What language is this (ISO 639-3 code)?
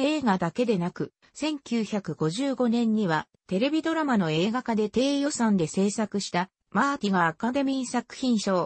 jpn